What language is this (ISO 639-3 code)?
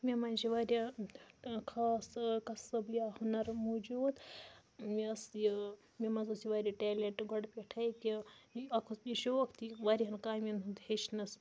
kas